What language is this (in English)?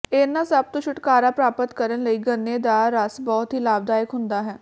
Punjabi